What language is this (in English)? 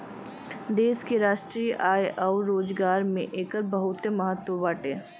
Bhojpuri